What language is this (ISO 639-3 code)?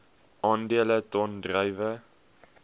afr